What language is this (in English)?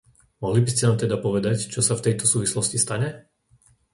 Slovak